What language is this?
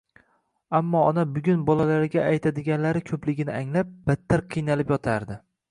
Uzbek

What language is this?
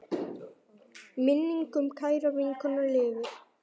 Icelandic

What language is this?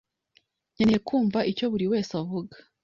Kinyarwanda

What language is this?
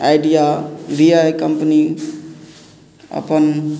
Maithili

